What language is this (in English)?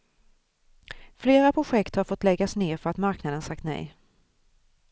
Swedish